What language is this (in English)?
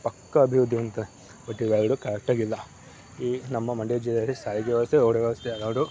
Kannada